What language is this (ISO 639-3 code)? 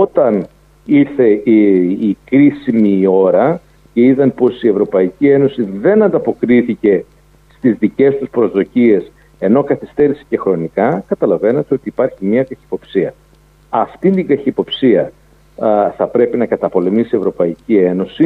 ell